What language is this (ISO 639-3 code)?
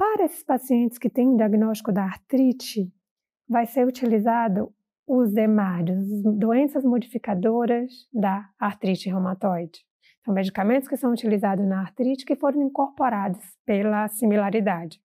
por